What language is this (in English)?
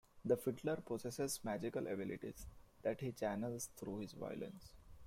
English